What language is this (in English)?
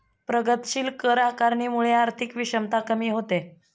Marathi